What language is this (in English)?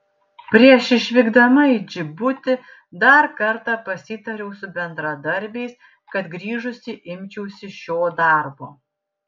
Lithuanian